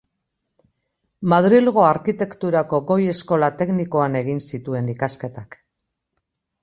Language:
Basque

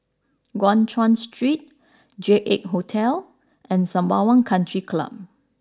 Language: English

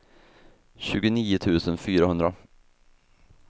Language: Swedish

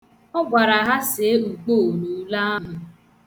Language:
Igbo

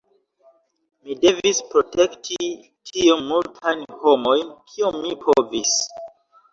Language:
Esperanto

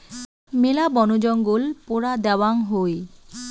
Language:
Bangla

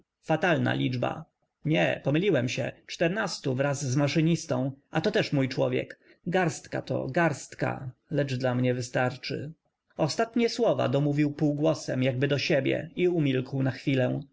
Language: Polish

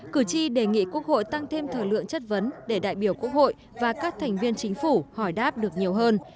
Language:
Vietnamese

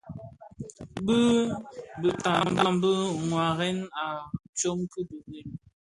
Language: Bafia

